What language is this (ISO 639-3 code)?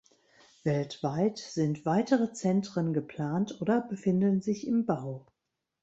deu